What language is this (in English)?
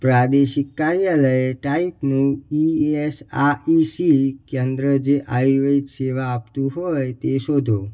Gujarati